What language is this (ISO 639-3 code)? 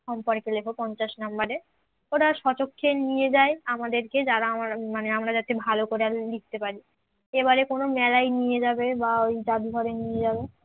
ben